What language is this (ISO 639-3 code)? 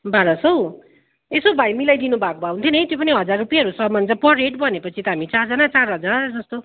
nep